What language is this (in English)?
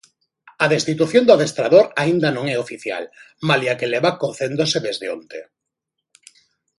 Galician